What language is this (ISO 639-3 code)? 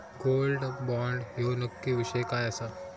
mar